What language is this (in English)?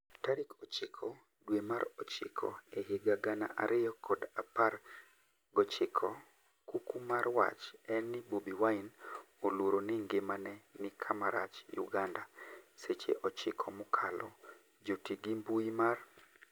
Luo (Kenya and Tanzania)